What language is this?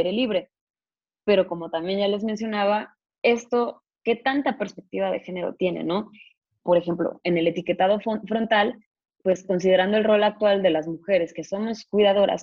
Spanish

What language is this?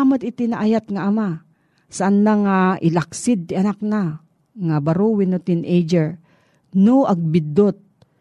Filipino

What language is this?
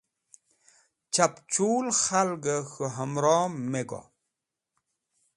Wakhi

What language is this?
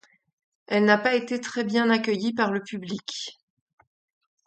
French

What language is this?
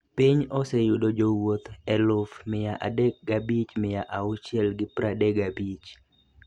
Luo (Kenya and Tanzania)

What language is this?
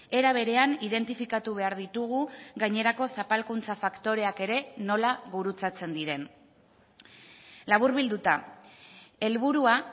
Basque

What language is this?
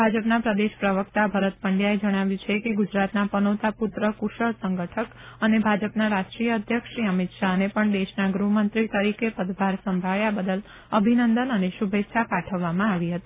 Gujarati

